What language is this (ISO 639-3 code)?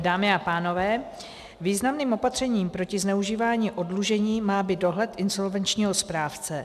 ces